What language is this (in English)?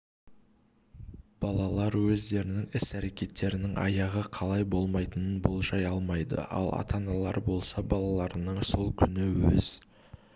Kazakh